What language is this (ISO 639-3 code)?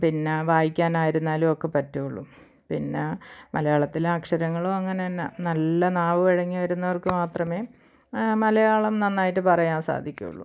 mal